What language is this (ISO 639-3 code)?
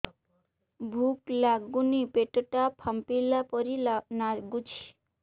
ori